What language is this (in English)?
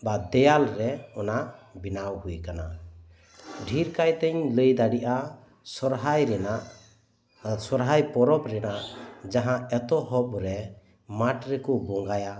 Santali